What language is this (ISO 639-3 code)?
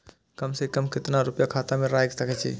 mai